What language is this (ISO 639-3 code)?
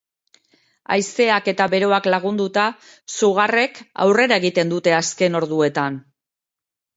eus